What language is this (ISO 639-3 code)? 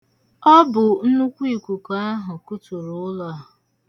ibo